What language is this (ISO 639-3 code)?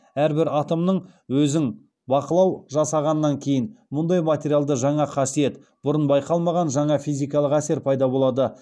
kaz